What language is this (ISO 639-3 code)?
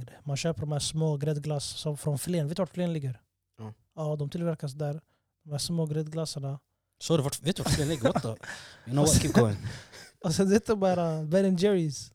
swe